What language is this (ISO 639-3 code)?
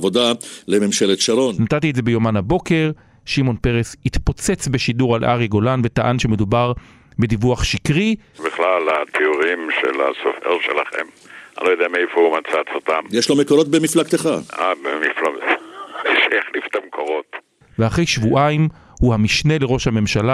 heb